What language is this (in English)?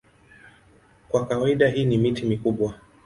Swahili